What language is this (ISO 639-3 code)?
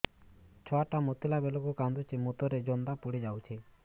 ori